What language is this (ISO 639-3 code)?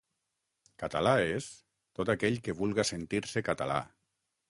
cat